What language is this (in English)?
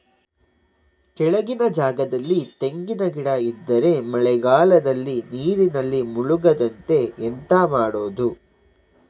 Kannada